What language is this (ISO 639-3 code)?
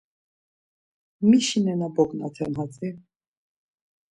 lzz